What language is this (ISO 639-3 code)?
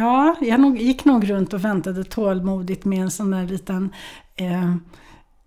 swe